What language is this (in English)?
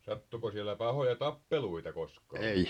Finnish